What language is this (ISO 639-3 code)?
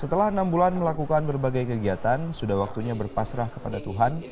ind